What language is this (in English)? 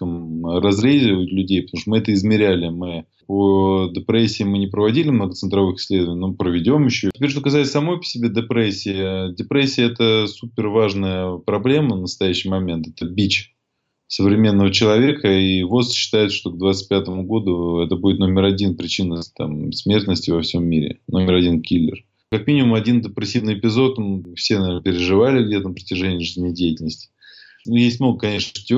Russian